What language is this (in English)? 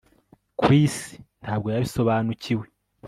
Kinyarwanda